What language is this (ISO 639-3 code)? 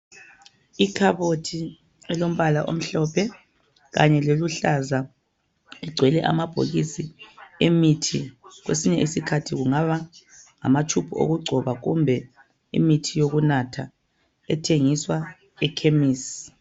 nde